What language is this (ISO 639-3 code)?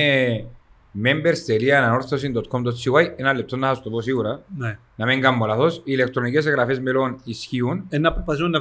ell